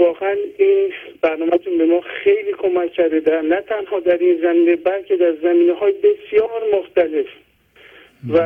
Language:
Persian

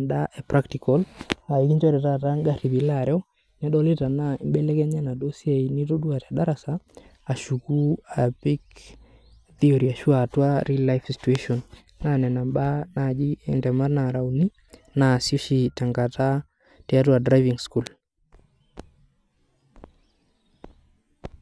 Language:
Masai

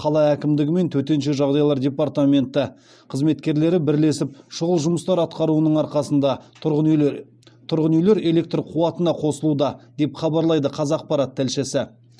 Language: Kazakh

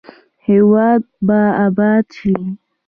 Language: Pashto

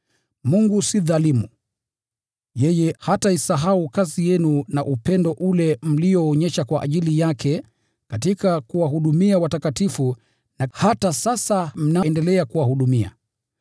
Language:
Swahili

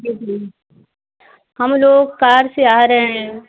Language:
Hindi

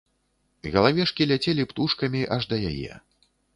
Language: Belarusian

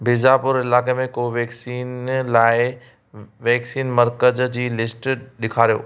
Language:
Sindhi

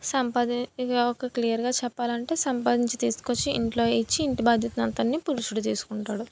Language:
Telugu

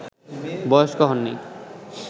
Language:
Bangla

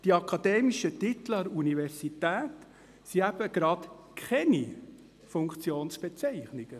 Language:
Swiss German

